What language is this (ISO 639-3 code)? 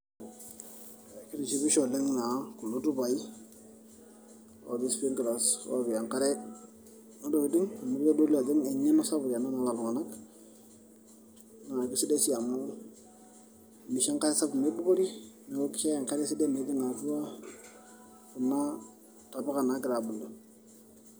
mas